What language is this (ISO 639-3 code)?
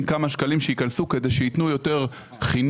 heb